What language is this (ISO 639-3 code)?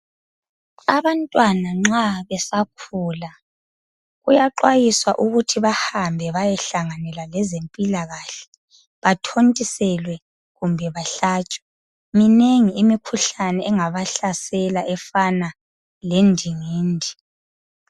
nde